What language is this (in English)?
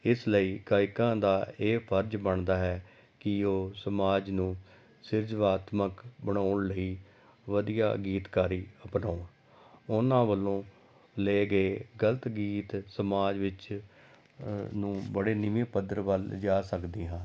Punjabi